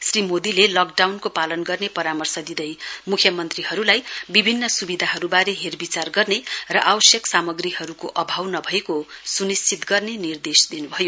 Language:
Nepali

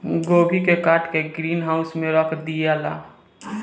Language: Bhojpuri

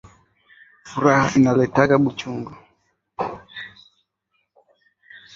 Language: Swahili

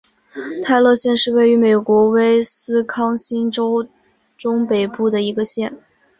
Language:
Chinese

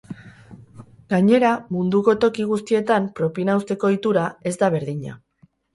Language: Basque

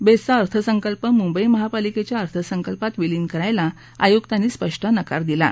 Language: Marathi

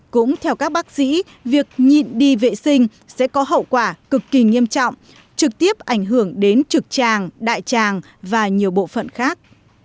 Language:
Vietnamese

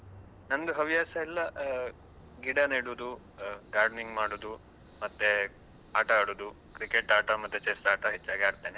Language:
Kannada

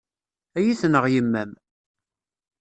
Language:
Kabyle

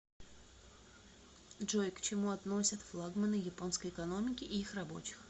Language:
Russian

